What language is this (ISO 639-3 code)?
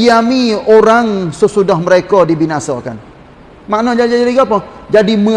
msa